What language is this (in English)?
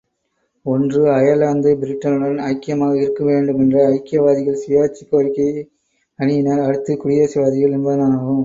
Tamil